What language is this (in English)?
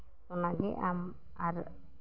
Santali